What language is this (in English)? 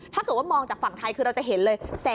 Thai